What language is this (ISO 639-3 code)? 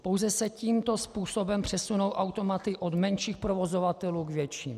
ces